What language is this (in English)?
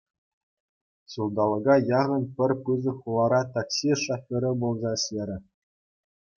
Chuvash